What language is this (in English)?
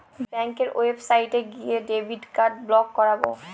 Bangla